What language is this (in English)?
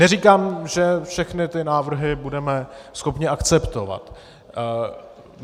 Czech